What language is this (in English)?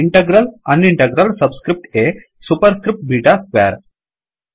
Kannada